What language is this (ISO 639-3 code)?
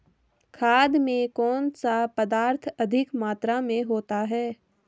hin